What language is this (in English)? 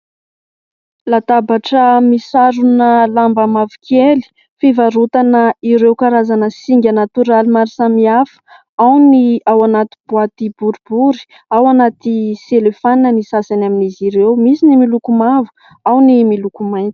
Malagasy